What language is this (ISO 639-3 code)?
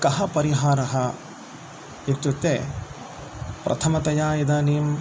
san